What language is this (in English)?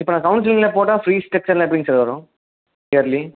Tamil